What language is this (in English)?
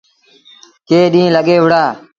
Sindhi Bhil